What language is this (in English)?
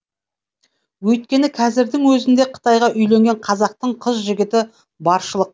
Kazakh